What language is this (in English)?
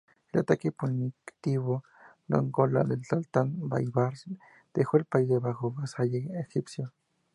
Spanish